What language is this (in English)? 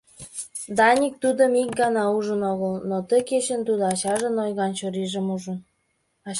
Mari